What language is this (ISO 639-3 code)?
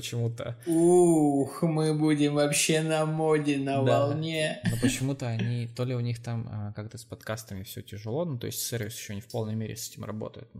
rus